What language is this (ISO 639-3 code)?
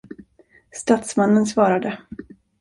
swe